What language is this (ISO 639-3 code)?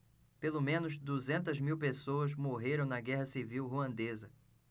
por